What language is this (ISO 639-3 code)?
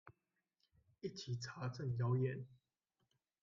zho